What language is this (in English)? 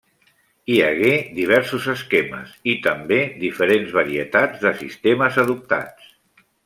Catalan